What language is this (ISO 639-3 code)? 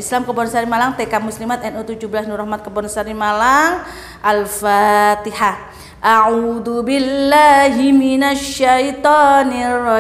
ind